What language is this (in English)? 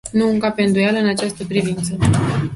Romanian